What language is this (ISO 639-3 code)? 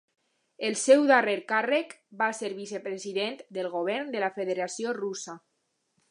cat